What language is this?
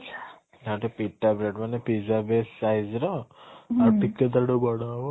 Odia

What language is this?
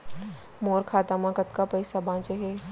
Chhattisgarhi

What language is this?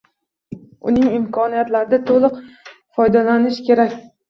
Uzbek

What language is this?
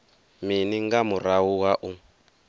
Venda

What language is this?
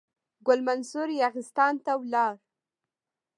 Pashto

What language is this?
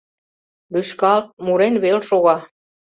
Mari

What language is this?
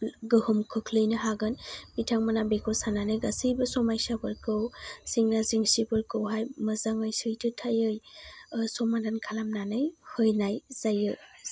Bodo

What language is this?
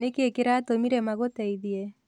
Kikuyu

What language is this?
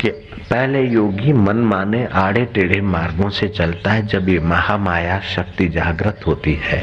Hindi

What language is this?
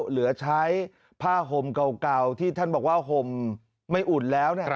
Thai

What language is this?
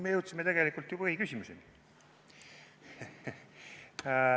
Estonian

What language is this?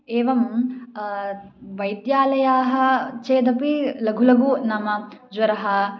Sanskrit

